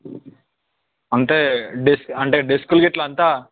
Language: Telugu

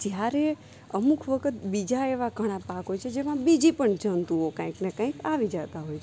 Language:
Gujarati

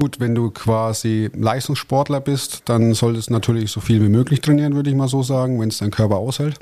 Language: German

